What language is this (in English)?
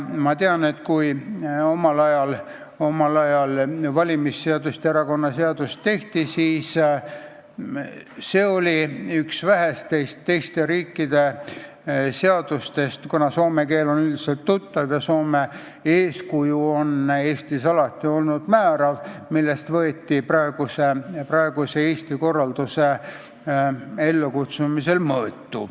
Estonian